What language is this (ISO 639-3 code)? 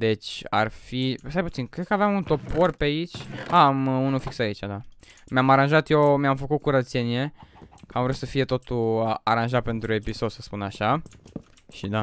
ron